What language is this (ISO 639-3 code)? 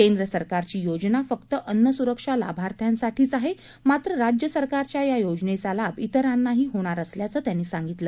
mar